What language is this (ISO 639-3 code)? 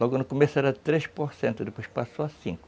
por